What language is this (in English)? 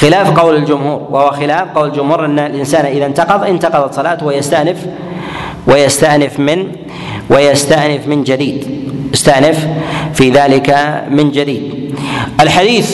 Arabic